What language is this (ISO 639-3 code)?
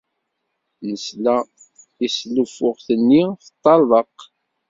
kab